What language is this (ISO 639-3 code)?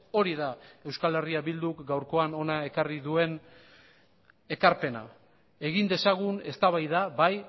eus